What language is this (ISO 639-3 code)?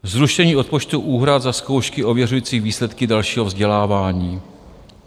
ces